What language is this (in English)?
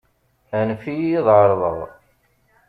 Kabyle